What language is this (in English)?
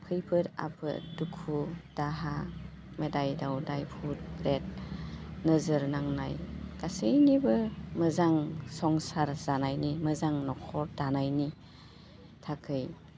Bodo